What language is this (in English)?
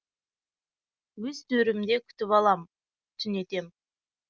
Kazakh